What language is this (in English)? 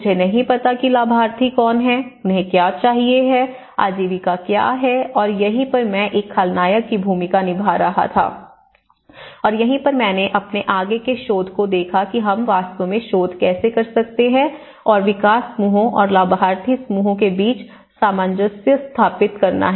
Hindi